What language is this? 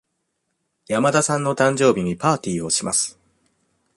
Japanese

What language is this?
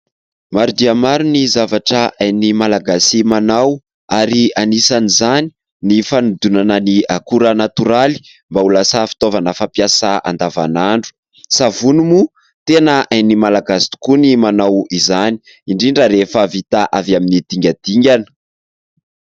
Malagasy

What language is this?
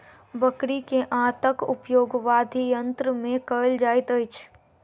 Maithili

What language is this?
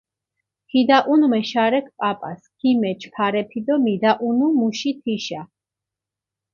Mingrelian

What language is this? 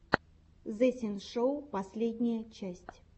Russian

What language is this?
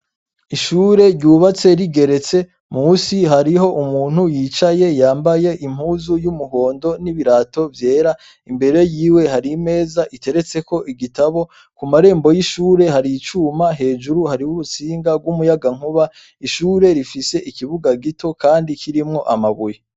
Rundi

